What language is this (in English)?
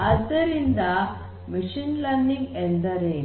Kannada